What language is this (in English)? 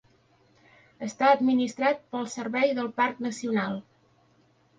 Catalan